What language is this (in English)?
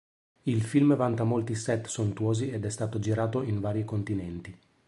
Italian